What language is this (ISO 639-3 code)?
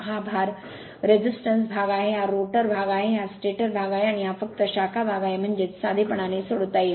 mar